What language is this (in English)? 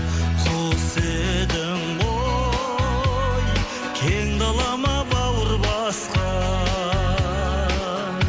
Kazakh